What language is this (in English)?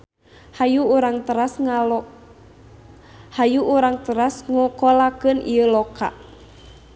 Sundanese